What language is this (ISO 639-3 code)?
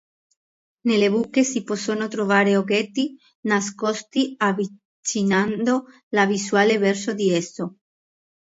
ita